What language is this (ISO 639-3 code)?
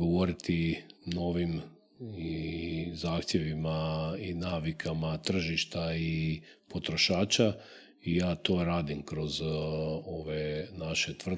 hrv